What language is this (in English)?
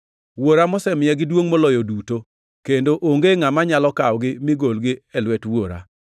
Luo (Kenya and Tanzania)